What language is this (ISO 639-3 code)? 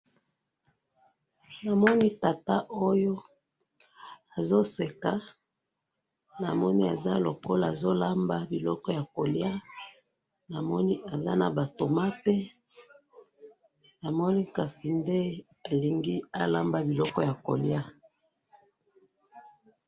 lin